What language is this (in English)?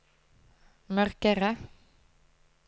Norwegian